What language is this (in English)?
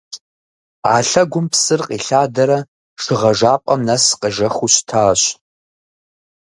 Kabardian